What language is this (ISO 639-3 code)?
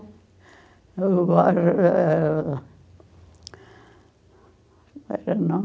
por